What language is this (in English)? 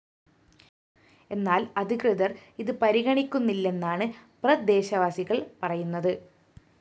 Malayalam